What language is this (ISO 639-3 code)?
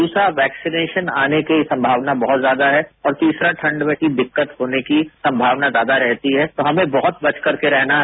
hin